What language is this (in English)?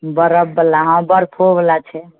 Maithili